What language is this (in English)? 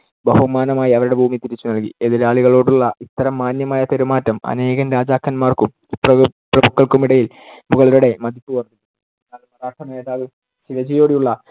Malayalam